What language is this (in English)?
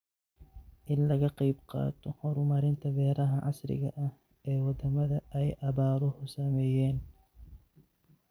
Somali